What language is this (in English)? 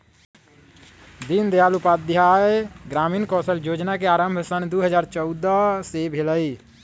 Magahi